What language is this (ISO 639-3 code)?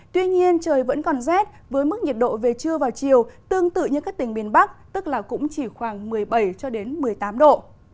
vie